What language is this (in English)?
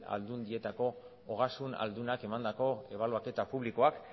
Basque